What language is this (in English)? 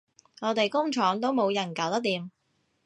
Cantonese